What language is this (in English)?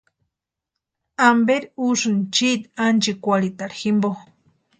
Western Highland Purepecha